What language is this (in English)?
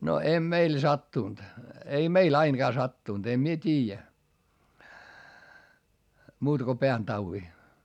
Finnish